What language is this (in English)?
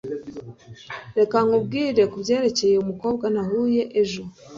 Kinyarwanda